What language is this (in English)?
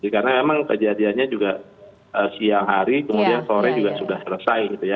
Indonesian